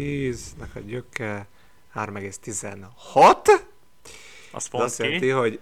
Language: Hungarian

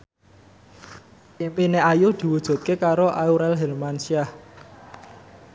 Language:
Javanese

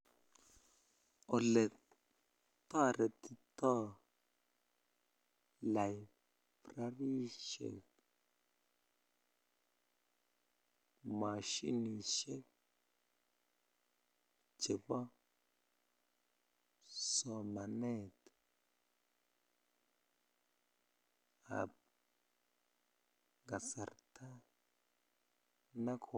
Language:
Kalenjin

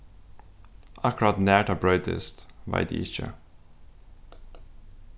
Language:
Faroese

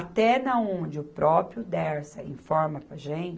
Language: Portuguese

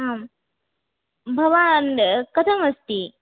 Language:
Sanskrit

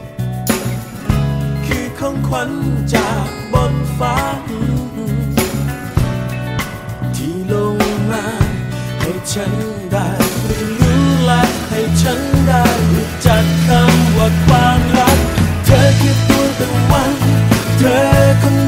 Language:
Thai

